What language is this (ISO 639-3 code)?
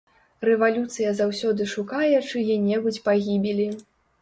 bel